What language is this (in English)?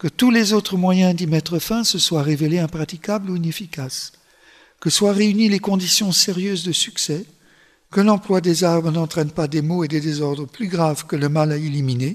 French